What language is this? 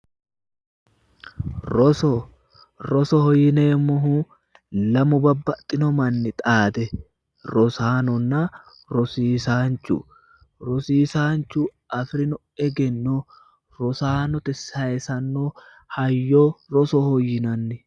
Sidamo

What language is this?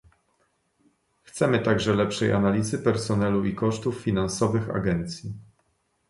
Polish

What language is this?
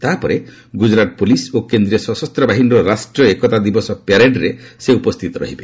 Odia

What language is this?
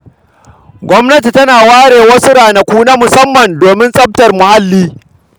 Hausa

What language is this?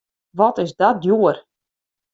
Western Frisian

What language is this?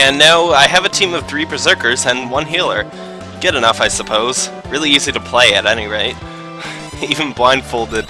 English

